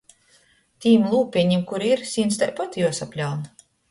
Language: Latgalian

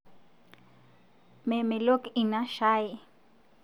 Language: Masai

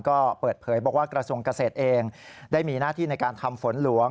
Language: Thai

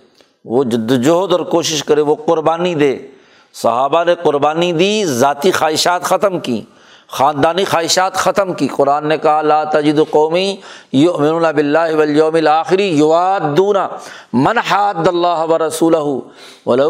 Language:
Urdu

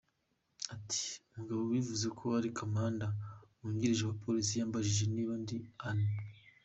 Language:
Kinyarwanda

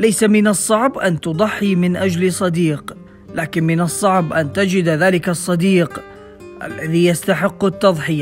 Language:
Arabic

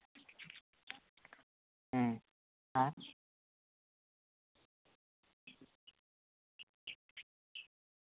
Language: Santali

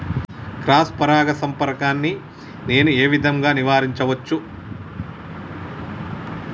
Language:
Telugu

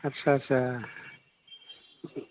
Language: Bodo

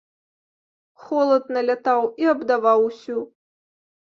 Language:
Belarusian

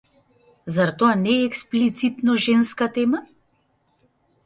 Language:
Macedonian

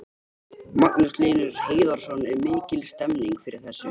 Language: Icelandic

